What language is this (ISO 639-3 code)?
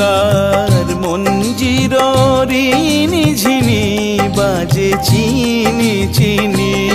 hin